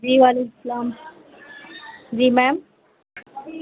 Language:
Urdu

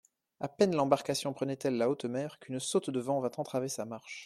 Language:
French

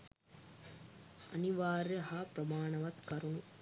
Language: Sinhala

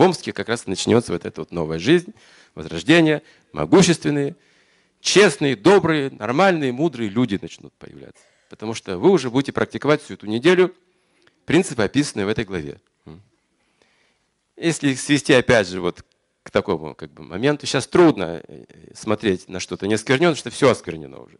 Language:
Russian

